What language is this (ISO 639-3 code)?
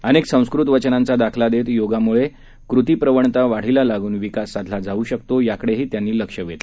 mar